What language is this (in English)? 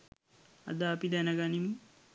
Sinhala